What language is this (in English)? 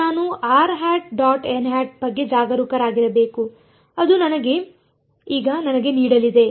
Kannada